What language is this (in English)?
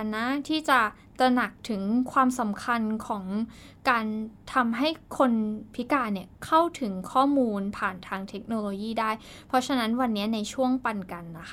Thai